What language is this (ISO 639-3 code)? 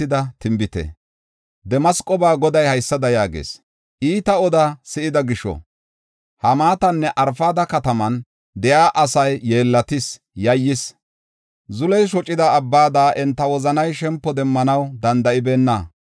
gof